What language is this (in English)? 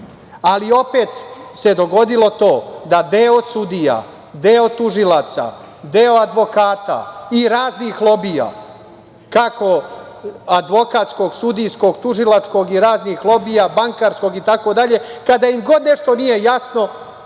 Serbian